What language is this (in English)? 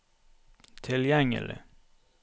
Norwegian